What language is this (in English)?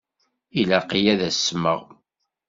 Kabyle